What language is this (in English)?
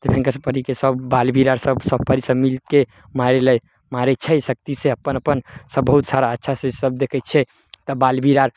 Maithili